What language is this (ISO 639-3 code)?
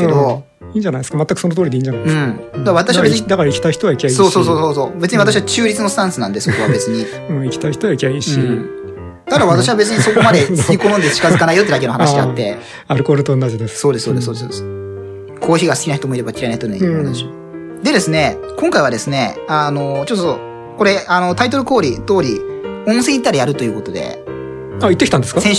jpn